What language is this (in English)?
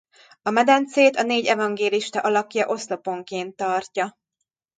Hungarian